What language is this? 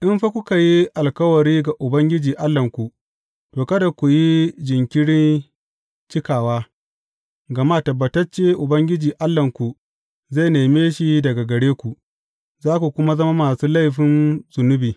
Hausa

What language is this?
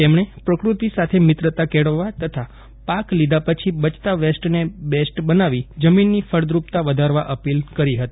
Gujarati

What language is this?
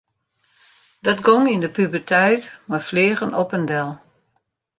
Western Frisian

